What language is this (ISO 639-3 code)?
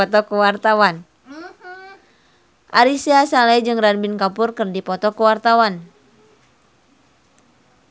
sun